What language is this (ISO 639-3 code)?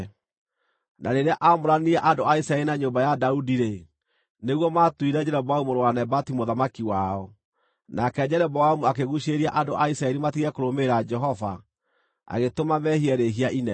kik